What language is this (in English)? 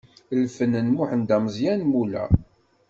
Kabyle